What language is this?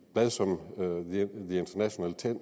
Danish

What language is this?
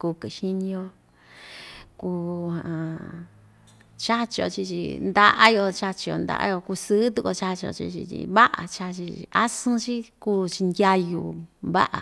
Ixtayutla Mixtec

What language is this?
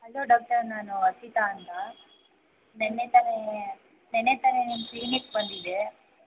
Kannada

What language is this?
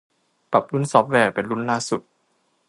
Thai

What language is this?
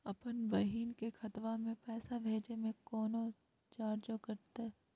Magahi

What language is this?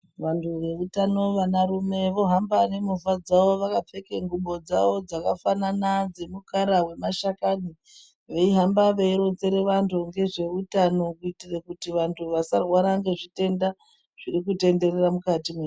Ndau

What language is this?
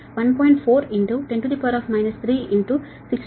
Telugu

